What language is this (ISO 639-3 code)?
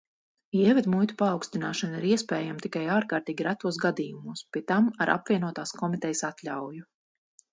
lav